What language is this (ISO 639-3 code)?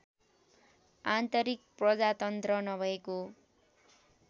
nep